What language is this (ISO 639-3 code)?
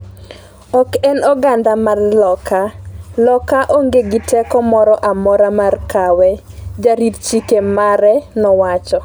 luo